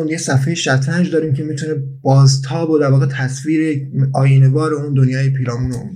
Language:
Persian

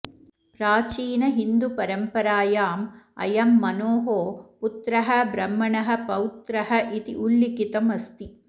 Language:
Sanskrit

